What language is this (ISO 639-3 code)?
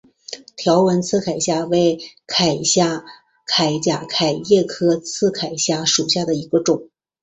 zho